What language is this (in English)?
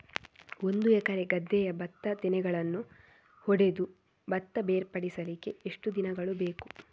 Kannada